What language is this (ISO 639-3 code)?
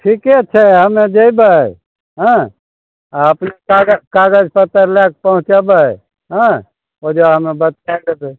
mai